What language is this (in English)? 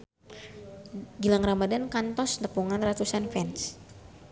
Sundanese